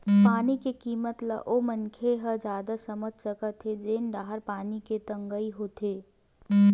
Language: Chhattisgarhi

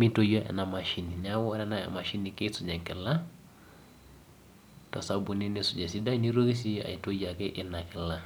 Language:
Masai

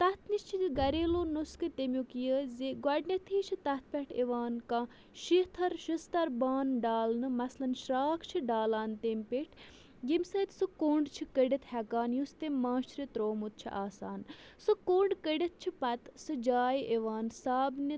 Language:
Kashmiri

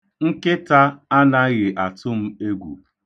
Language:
Igbo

